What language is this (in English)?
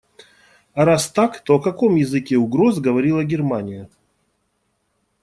Russian